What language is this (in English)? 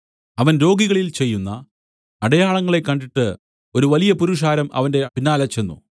Malayalam